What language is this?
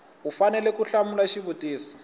Tsonga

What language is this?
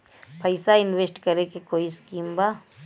Bhojpuri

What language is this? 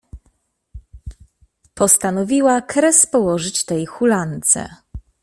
Polish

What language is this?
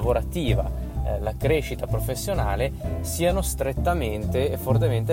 Italian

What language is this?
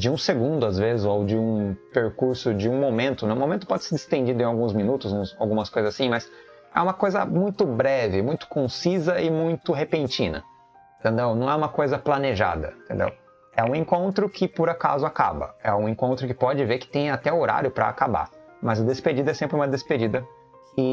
Portuguese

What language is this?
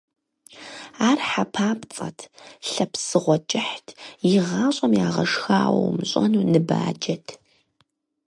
Kabardian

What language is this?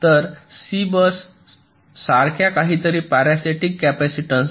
Marathi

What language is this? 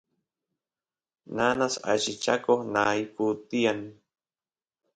Santiago del Estero Quichua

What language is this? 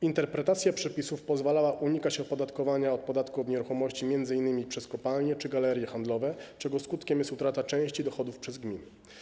Polish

